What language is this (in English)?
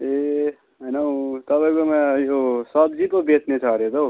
Nepali